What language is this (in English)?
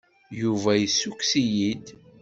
Kabyle